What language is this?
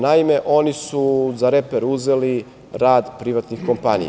Serbian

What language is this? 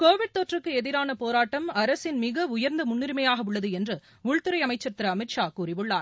Tamil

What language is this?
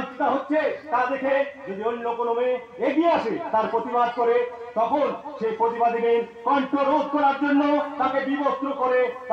Romanian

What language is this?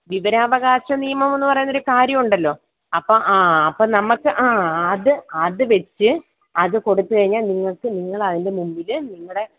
Malayalam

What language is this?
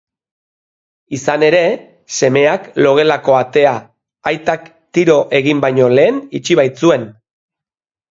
Basque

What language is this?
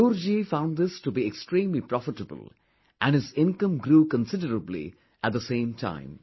English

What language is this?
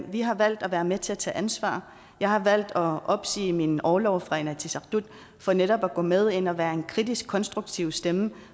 Danish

